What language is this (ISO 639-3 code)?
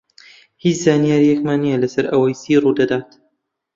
ckb